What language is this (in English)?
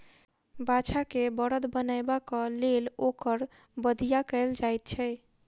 Maithili